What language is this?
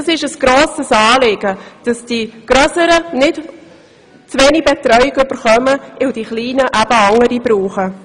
Swiss German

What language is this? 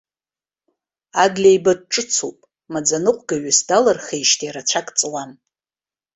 Abkhazian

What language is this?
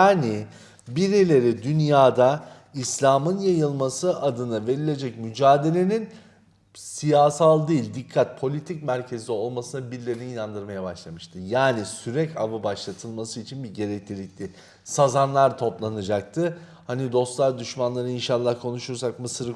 Turkish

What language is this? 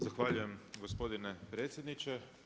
Croatian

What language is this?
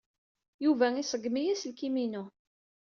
Kabyle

